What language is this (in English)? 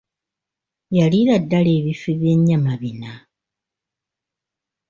Ganda